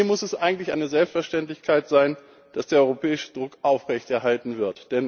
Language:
German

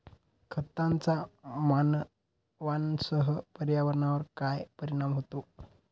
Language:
Marathi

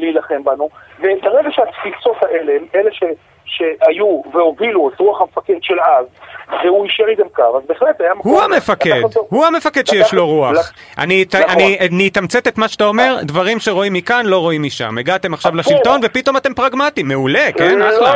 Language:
Hebrew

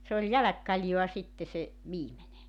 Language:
Finnish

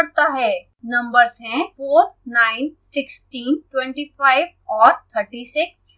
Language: Hindi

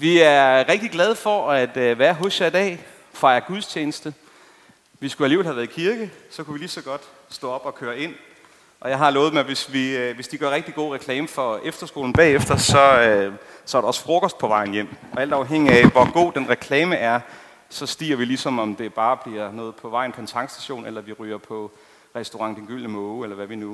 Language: Danish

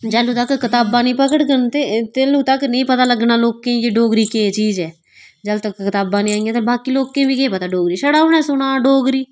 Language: Dogri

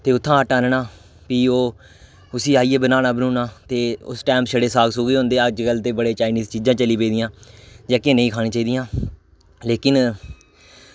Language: Dogri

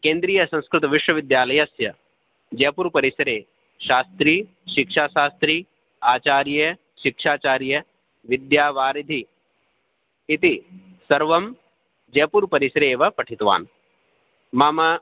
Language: Sanskrit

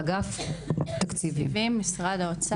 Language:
Hebrew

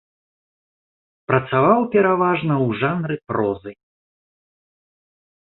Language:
Belarusian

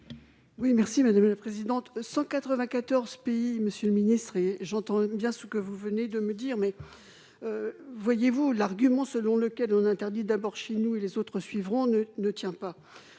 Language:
French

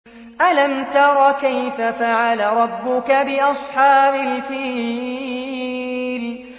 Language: Arabic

